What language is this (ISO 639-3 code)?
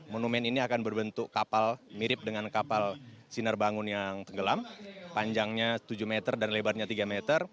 ind